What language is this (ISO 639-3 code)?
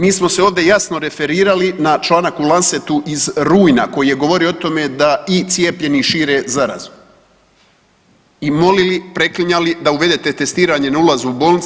hrv